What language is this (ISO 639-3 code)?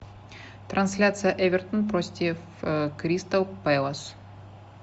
rus